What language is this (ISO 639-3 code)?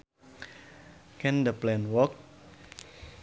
sun